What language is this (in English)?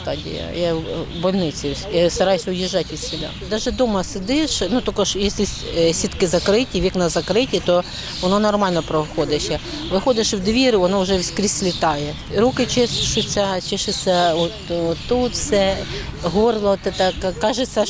Ukrainian